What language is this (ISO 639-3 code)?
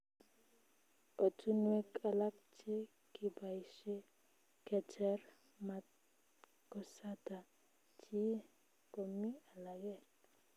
kln